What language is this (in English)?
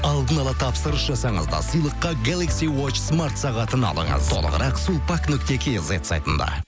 Kazakh